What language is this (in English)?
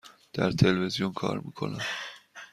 Persian